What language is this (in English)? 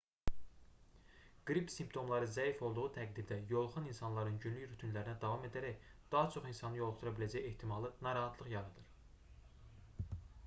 Azerbaijani